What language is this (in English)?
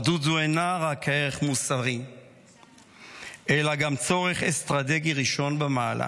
Hebrew